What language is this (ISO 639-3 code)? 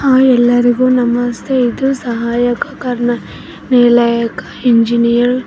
kan